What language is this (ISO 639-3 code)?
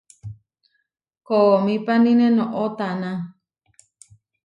var